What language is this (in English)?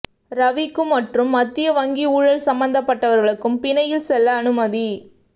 Tamil